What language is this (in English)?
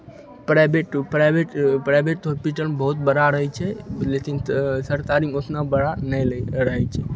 Maithili